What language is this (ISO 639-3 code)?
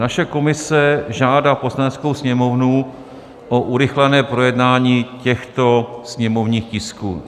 ces